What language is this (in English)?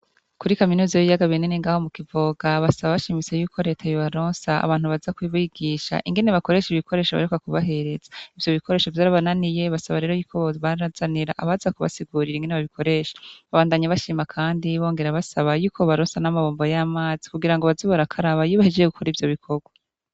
Rundi